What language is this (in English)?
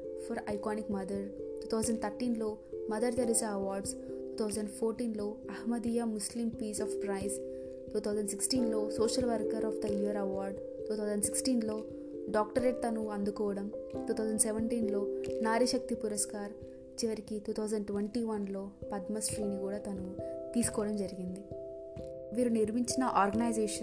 Telugu